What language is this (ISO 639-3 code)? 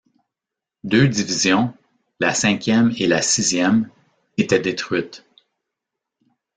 fra